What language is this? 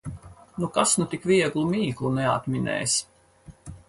Latvian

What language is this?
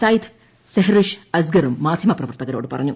Malayalam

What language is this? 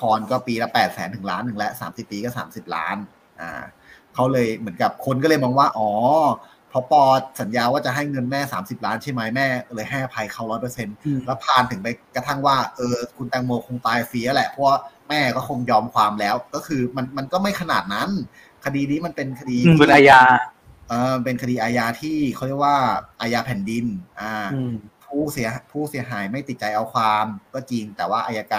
Thai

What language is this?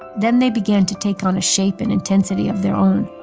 English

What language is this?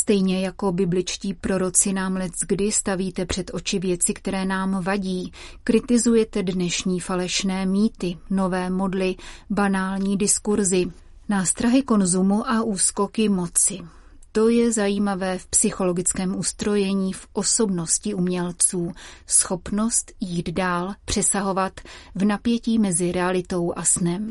Czech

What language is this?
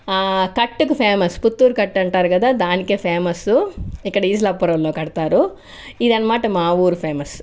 Telugu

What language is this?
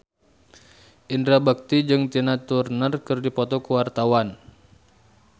Sundanese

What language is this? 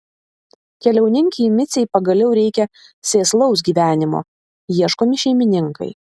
Lithuanian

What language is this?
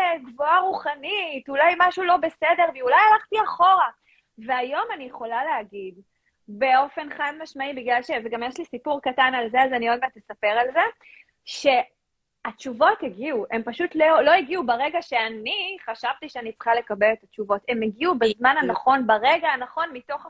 Hebrew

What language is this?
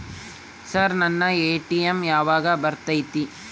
Kannada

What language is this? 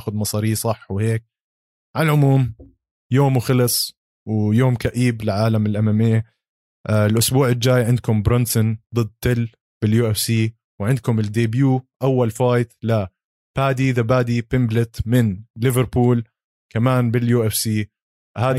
Arabic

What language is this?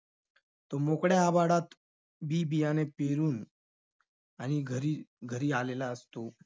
Marathi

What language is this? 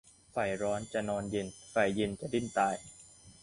Thai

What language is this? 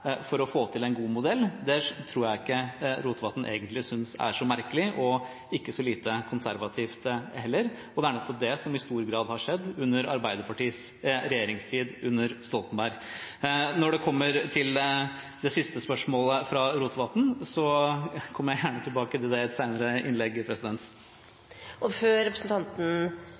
Norwegian Bokmål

